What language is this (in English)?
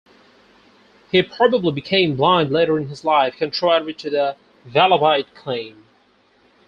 English